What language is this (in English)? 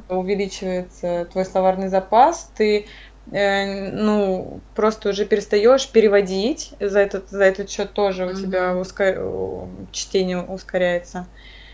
Russian